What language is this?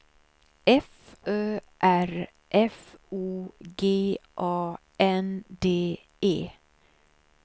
Swedish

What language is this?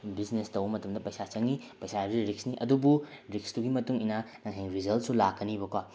Manipuri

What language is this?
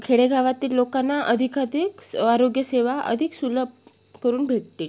Marathi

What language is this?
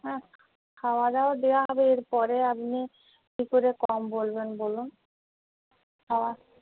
Bangla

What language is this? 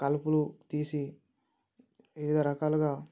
Telugu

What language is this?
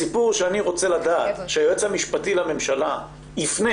Hebrew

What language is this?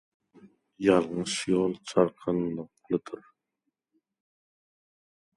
Turkmen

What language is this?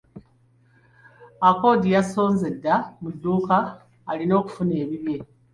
Ganda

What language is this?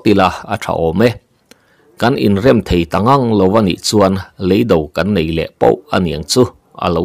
Thai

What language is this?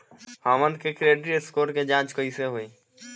Bhojpuri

